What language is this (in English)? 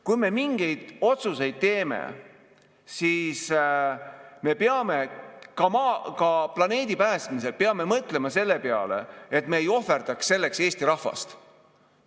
Estonian